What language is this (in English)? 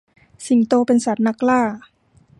Thai